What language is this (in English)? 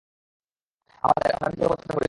Bangla